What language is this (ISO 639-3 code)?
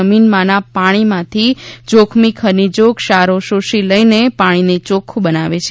guj